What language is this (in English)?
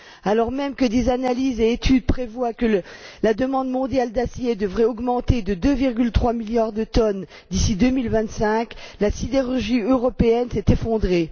French